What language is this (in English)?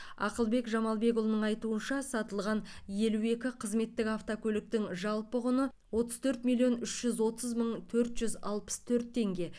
Kazakh